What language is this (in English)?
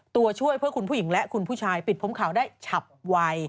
Thai